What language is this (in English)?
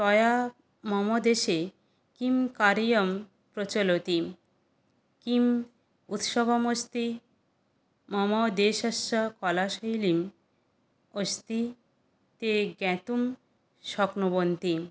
Sanskrit